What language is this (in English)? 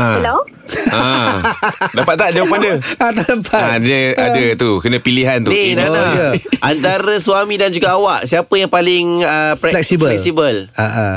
Malay